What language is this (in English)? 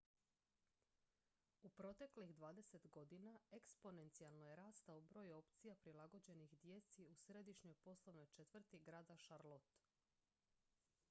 Croatian